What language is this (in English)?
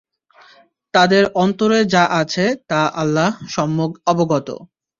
Bangla